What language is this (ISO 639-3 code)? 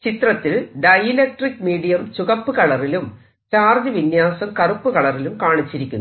mal